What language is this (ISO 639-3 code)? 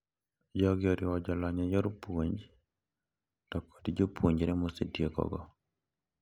luo